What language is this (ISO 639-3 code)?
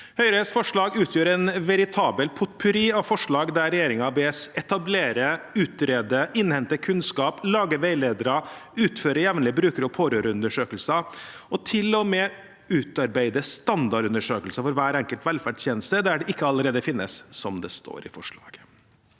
nor